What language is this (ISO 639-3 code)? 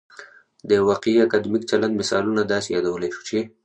pus